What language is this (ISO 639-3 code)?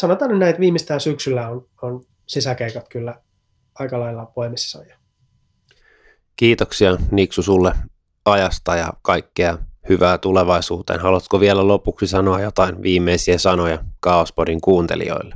fin